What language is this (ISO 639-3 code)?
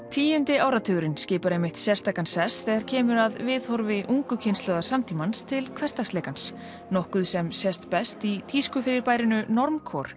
isl